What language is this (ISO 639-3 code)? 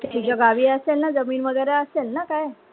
mar